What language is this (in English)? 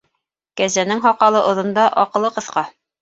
Bashkir